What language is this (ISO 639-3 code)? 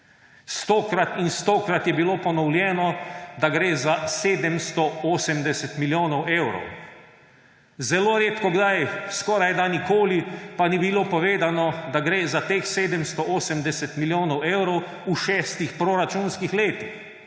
slv